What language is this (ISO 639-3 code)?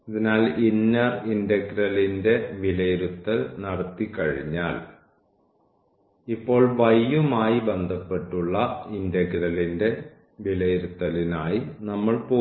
mal